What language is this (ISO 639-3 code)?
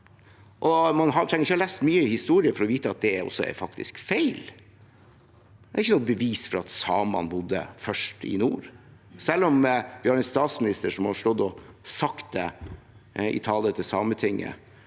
nor